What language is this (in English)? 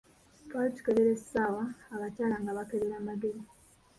Ganda